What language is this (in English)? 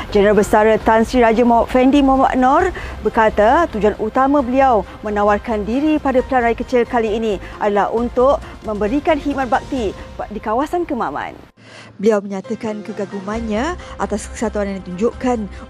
Malay